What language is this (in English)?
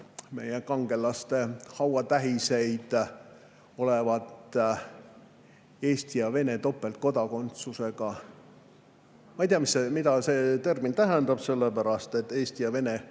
Estonian